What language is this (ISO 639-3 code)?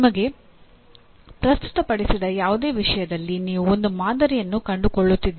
kan